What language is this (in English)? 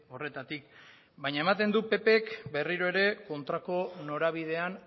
Basque